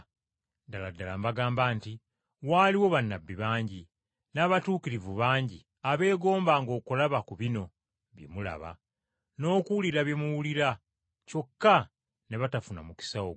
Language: Ganda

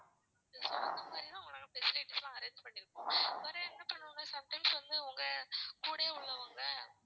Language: Tamil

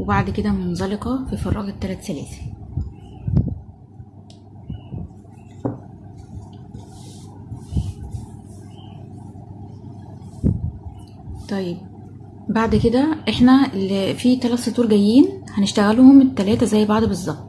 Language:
Arabic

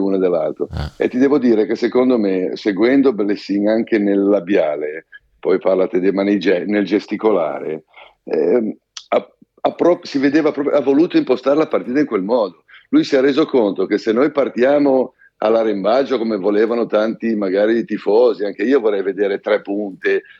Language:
Italian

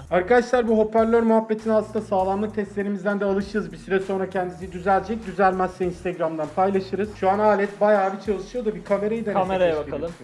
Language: Turkish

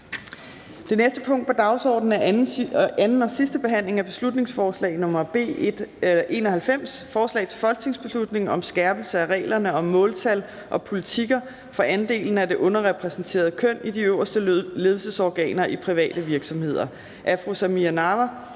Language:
Danish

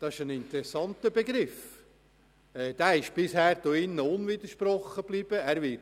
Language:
Swiss German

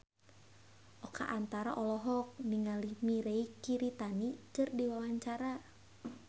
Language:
Sundanese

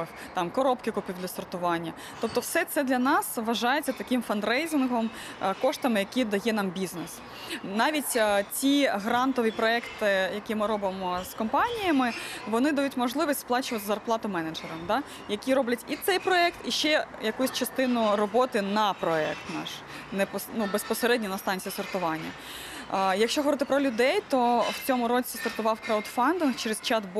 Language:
Ukrainian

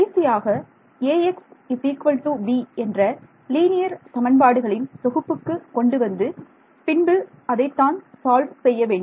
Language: Tamil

